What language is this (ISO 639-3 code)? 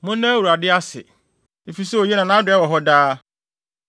aka